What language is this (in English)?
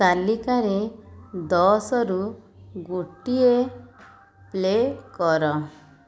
Odia